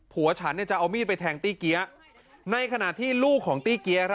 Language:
Thai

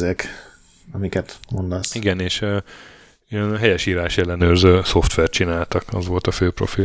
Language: Hungarian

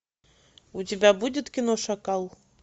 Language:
Russian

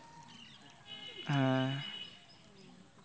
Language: Santali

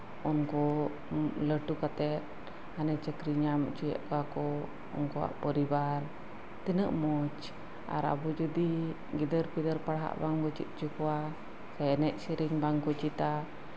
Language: Santali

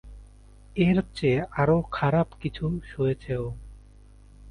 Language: Bangla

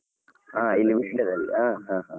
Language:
Kannada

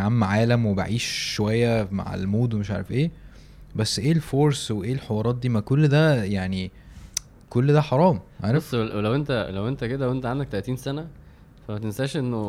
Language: Arabic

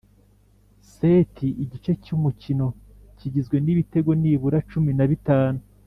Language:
Kinyarwanda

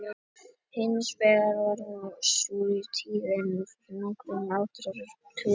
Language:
Icelandic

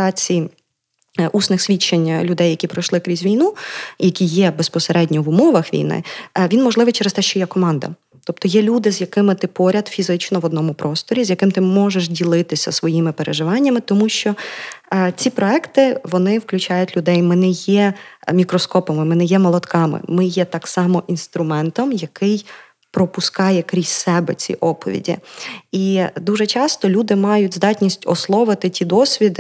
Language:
Ukrainian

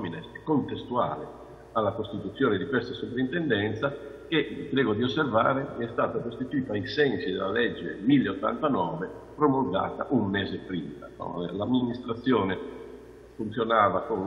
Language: Italian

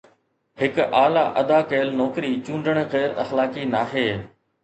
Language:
Sindhi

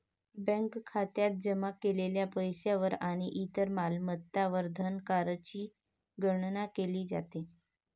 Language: Marathi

